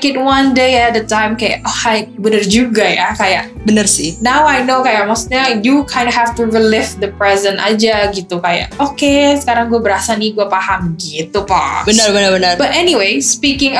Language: Indonesian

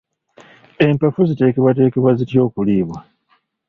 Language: Ganda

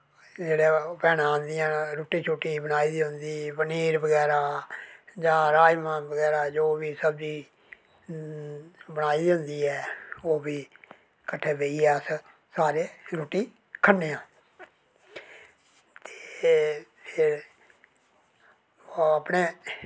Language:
Dogri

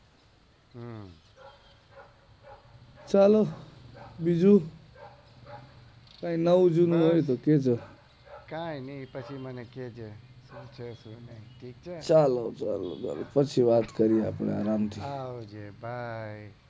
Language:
Gujarati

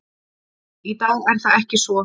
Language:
Icelandic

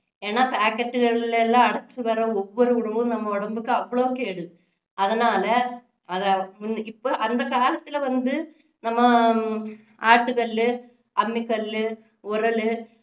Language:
Tamil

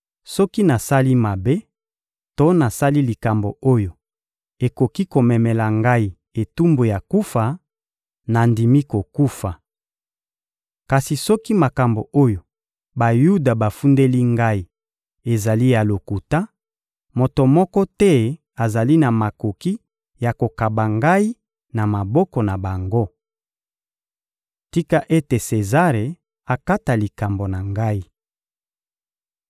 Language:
Lingala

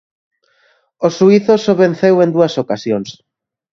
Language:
Galician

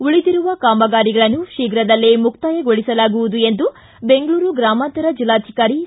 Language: Kannada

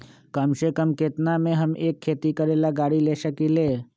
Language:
Magahi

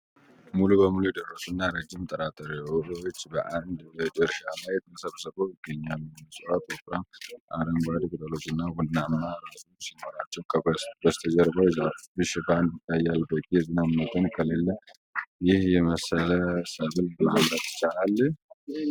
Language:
Amharic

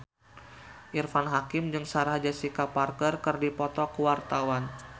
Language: Sundanese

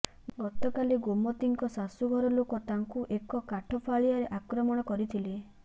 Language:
Odia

